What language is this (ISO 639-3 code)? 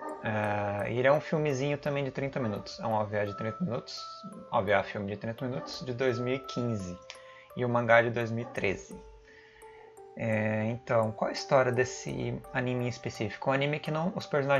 por